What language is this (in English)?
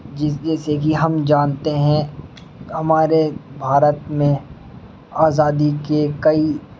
Urdu